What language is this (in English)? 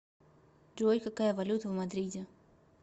Russian